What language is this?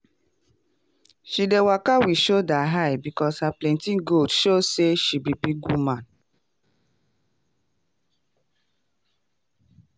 Nigerian Pidgin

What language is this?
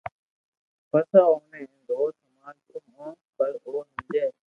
Loarki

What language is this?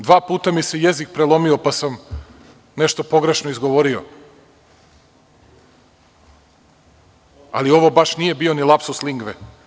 Serbian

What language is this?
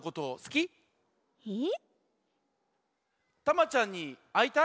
Japanese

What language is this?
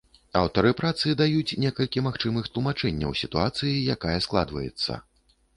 Belarusian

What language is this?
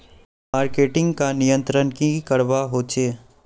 Magahi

